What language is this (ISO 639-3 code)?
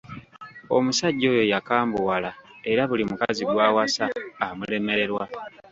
lug